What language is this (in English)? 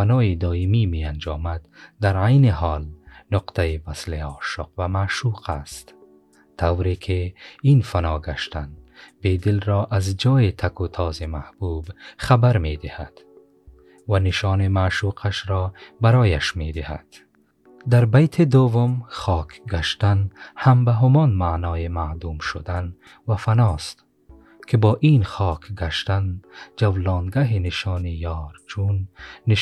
Persian